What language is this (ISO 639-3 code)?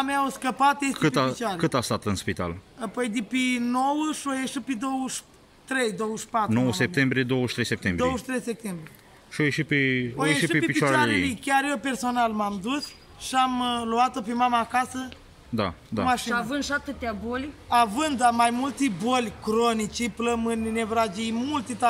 ron